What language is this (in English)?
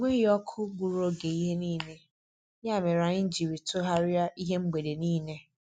Igbo